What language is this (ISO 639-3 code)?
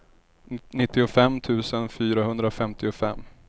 swe